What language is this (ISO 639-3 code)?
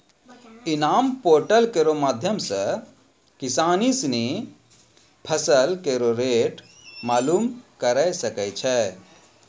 mai